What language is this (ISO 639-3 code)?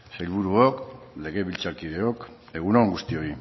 eus